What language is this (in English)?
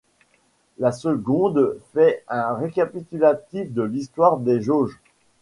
French